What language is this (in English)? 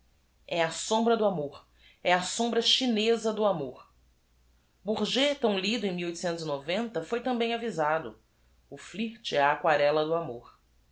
Portuguese